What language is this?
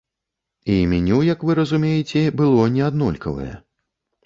Belarusian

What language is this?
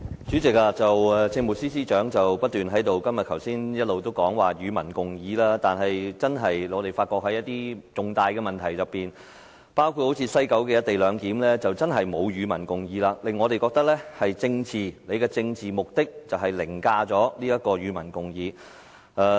Cantonese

